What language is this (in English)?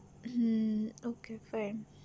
Gujarati